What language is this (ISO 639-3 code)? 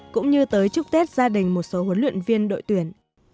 vie